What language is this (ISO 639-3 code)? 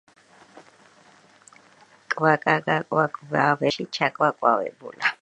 kat